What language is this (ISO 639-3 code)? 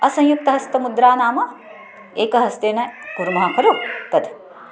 san